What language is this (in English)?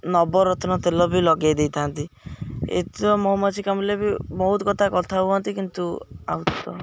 Odia